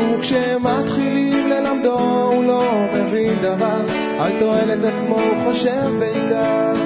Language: Hebrew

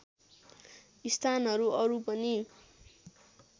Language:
Nepali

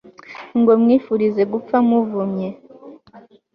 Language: Kinyarwanda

